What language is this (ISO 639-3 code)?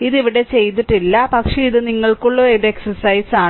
mal